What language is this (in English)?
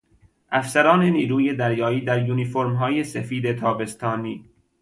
Persian